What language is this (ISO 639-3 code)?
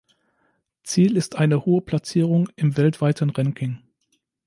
deu